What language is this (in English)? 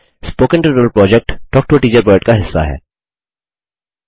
Hindi